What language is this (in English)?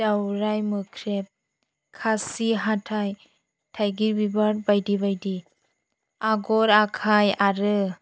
Bodo